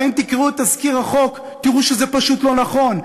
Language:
Hebrew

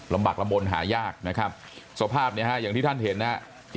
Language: Thai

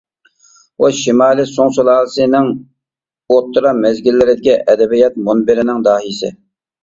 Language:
Uyghur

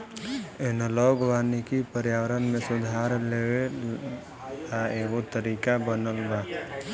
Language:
Bhojpuri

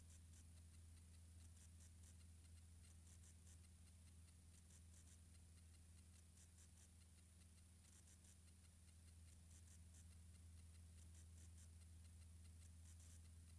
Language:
Dutch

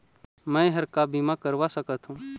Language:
Chhattisgarhi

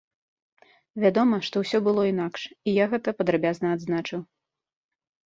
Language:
Belarusian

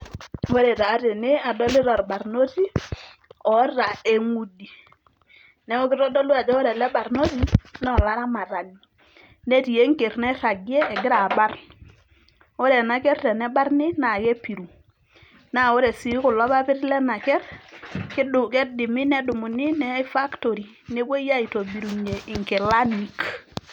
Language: Masai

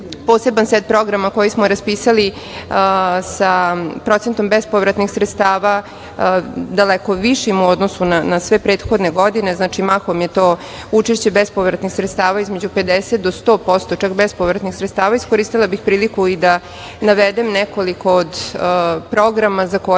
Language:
Serbian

